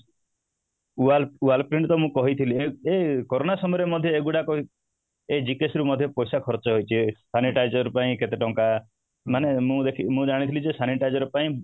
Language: Odia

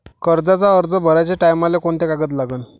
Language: Marathi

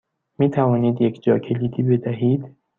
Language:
Persian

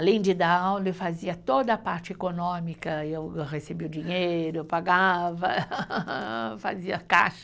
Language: Portuguese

